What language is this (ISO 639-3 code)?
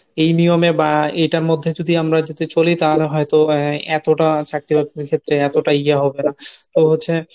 ben